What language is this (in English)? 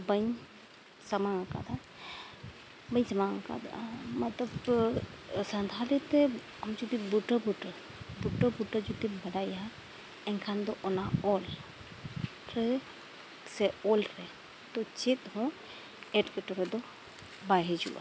Santali